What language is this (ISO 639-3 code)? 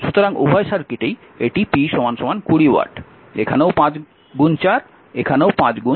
ben